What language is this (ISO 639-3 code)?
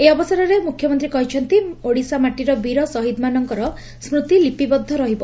ori